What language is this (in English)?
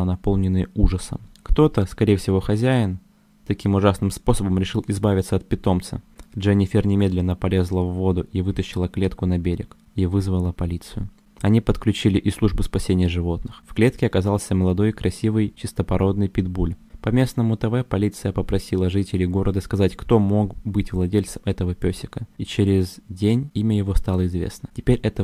Russian